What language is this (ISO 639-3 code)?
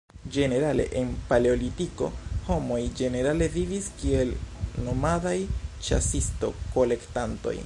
epo